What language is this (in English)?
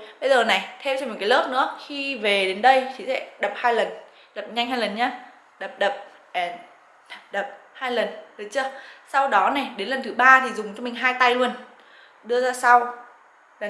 Vietnamese